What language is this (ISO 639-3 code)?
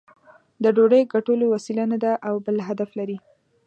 pus